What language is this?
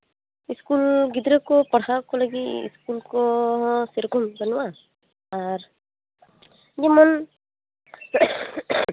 Santali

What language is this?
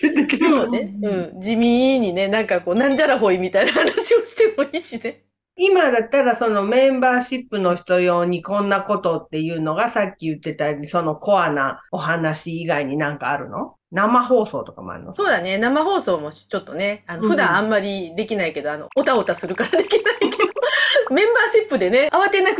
Japanese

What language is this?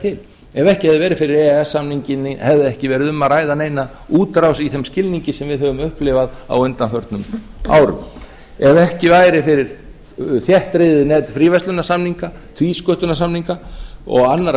Icelandic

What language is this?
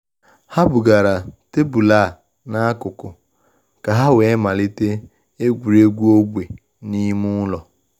Igbo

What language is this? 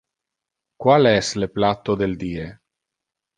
Interlingua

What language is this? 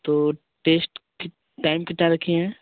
Hindi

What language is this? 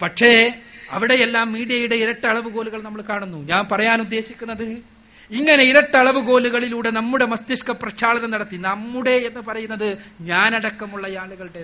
Malayalam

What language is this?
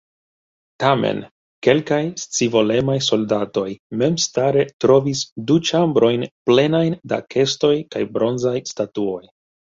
Esperanto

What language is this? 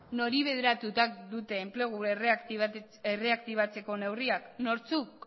Basque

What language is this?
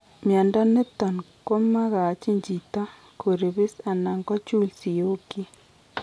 Kalenjin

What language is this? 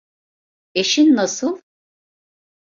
Turkish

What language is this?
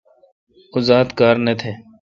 Kalkoti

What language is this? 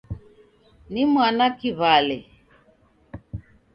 Taita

